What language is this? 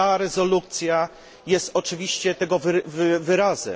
Polish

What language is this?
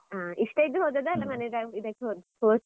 Kannada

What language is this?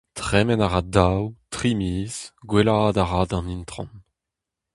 Breton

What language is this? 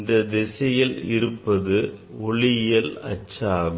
Tamil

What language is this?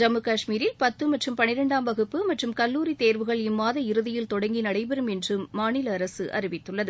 Tamil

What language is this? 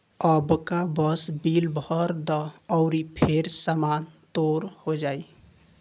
Bhojpuri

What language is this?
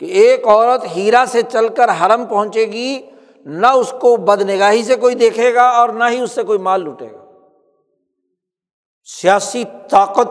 Urdu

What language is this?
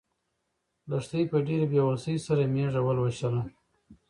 Pashto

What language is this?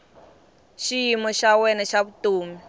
Tsonga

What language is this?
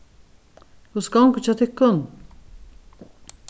Faroese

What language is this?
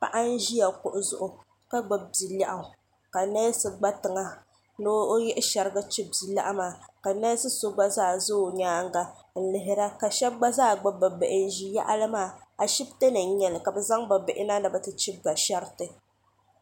Dagbani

